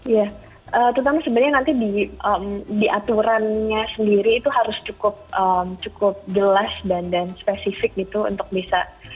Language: Indonesian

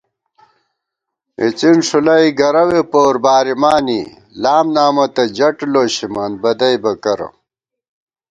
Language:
Gawar-Bati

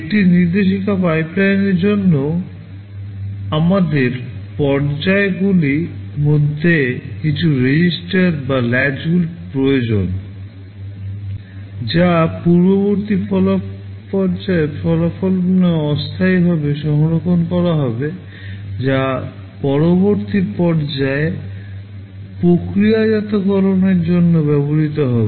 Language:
Bangla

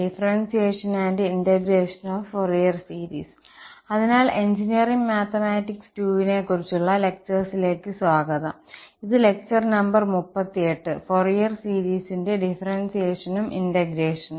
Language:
Malayalam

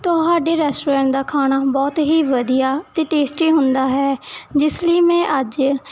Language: Punjabi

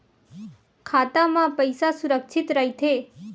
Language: Chhattisgarhi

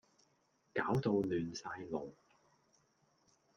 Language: Cantonese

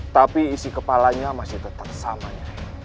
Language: Indonesian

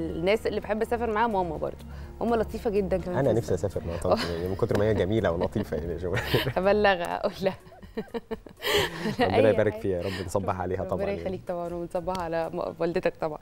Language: Arabic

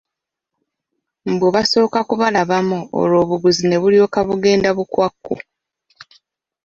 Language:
Ganda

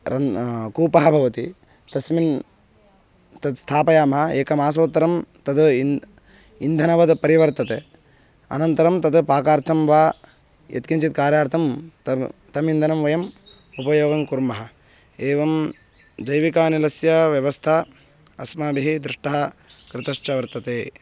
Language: Sanskrit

